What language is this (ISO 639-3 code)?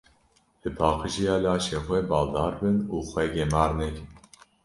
kur